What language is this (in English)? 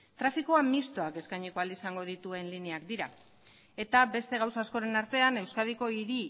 Basque